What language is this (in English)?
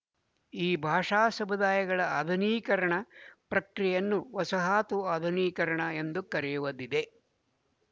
Kannada